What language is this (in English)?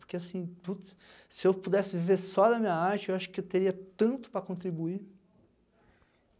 Portuguese